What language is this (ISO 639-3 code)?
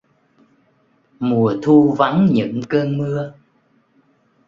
vie